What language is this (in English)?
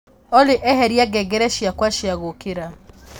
Kikuyu